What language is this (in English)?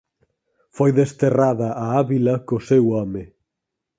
Galician